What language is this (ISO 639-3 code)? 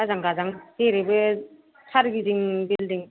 brx